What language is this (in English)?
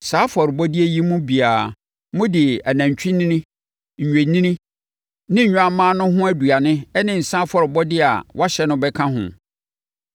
Akan